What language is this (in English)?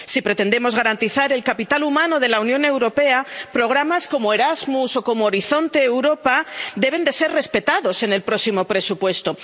Spanish